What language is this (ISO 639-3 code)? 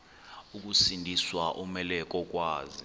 xho